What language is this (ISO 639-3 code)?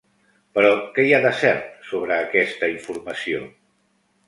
cat